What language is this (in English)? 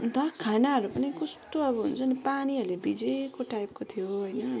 Nepali